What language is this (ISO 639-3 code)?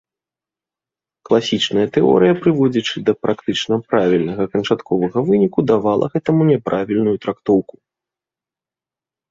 bel